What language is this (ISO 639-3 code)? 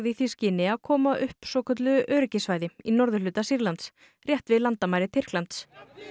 isl